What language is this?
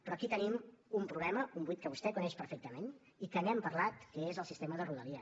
Catalan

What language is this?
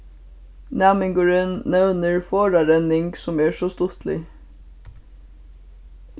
Faroese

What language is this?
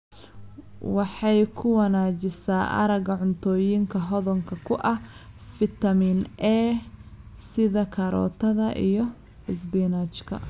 Somali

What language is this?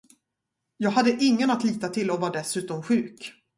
Swedish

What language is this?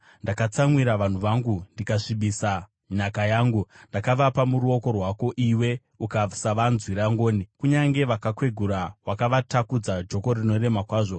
Shona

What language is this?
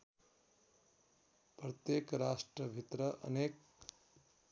Nepali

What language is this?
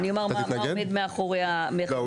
Hebrew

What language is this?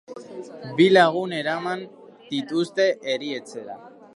Basque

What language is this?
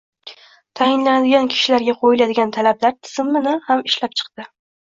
Uzbek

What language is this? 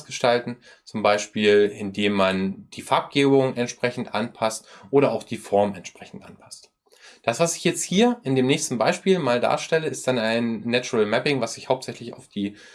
German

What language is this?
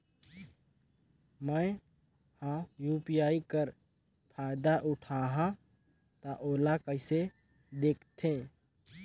Chhattisgarhi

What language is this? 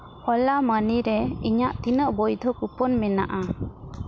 Santali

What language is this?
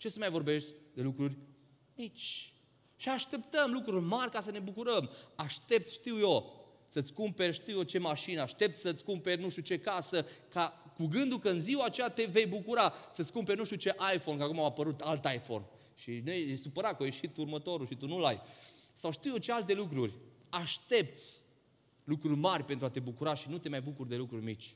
Romanian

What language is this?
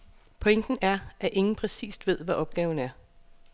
Danish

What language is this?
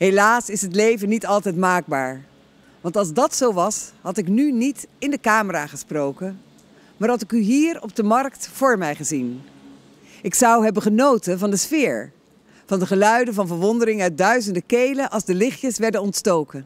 Dutch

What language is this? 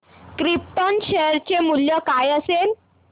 Marathi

